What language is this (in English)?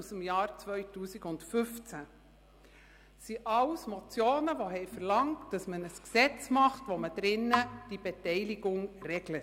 Swiss German